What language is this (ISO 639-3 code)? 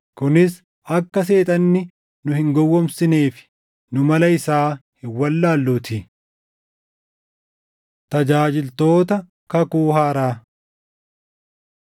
orm